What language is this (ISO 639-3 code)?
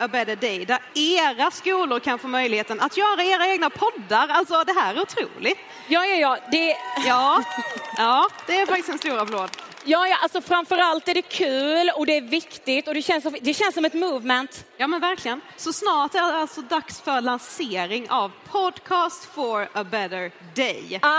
swe